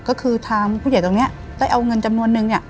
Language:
Thai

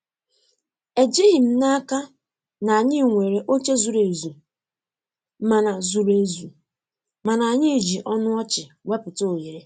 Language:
Igbo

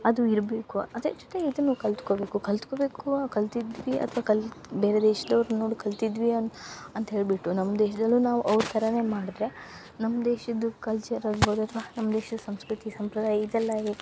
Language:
Kannada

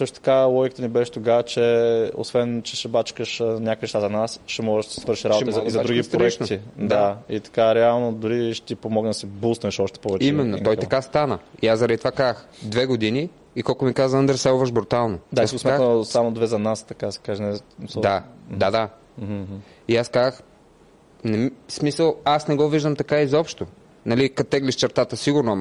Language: Bulgarian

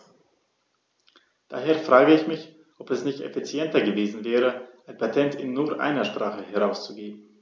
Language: German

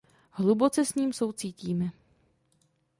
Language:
Czech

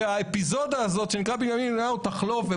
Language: Hebrew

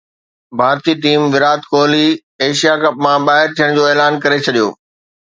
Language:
Sindhi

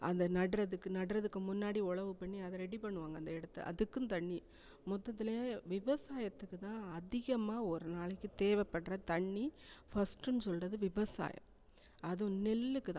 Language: Tamil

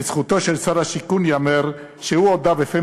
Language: Hebrew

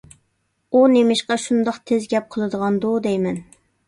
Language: Uyghur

